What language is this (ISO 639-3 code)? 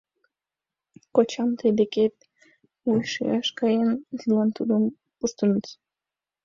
chm